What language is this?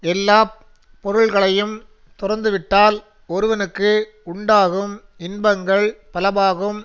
Tamil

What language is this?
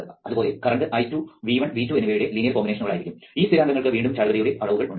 Malayalam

